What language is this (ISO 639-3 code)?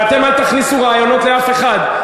heb